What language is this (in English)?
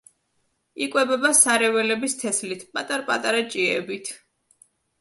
Georgian